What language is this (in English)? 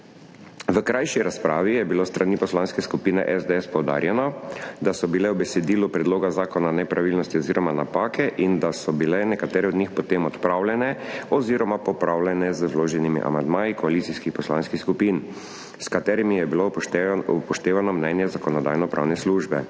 Slovenian